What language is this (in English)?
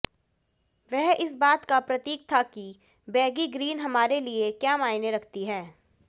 Hindi